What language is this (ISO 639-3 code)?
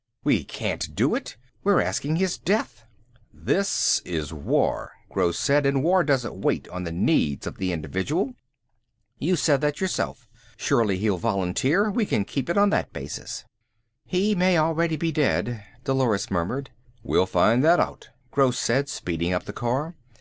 eng